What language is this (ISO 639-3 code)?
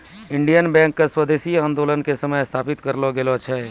mai